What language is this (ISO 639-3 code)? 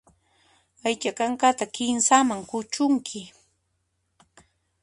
qxp